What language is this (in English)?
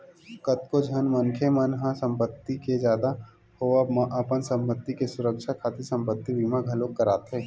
Chhattisgarhi